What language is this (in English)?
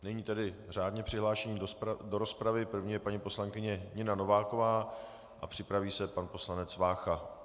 Czech